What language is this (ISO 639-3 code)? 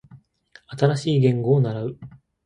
jpn